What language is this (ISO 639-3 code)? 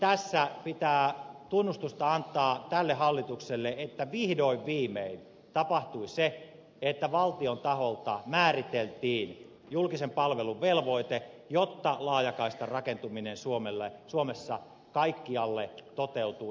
fin